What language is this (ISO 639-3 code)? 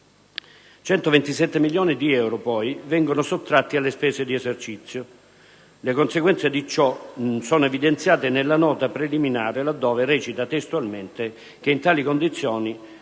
ita